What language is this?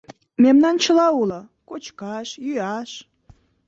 Mari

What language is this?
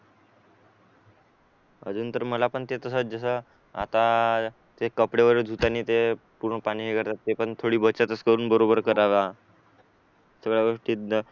Marathi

